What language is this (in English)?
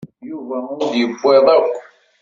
Kabyle